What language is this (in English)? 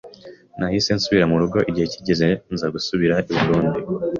Kinyarwanda